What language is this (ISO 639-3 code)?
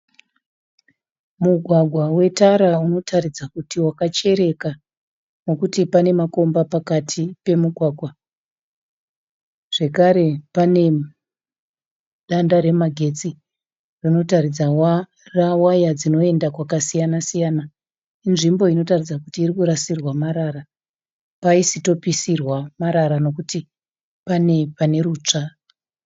sna